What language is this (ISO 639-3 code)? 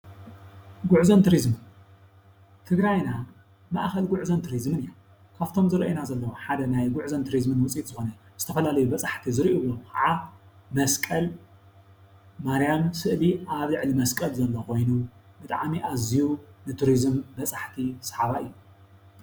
tir